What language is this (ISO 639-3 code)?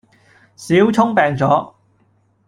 yue